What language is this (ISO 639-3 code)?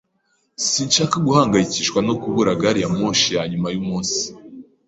kin